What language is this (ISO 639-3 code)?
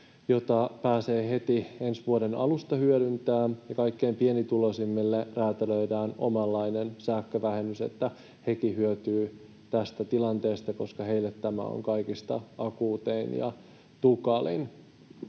fin